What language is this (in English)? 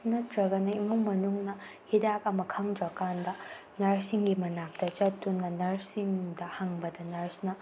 Manipuri